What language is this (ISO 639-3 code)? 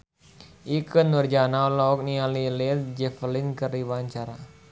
sun